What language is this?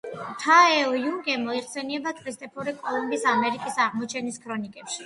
Georgian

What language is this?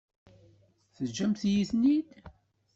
Kabyle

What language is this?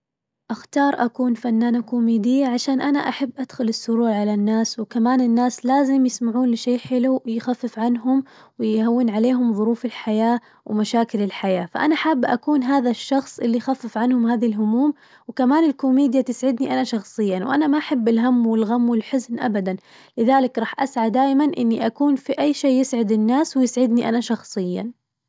Najdi Arabic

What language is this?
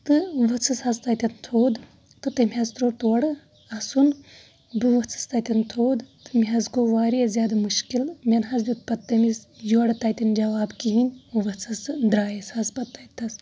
Kashmiri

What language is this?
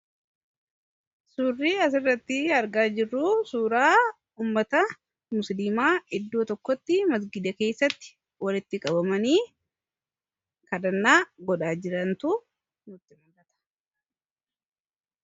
Oromo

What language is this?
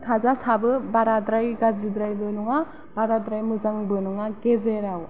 Bodo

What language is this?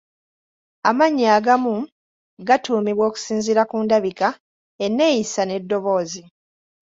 Ganda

